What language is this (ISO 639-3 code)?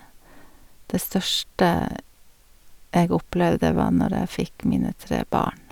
nor